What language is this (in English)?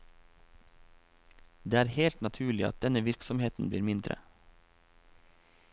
Norwegian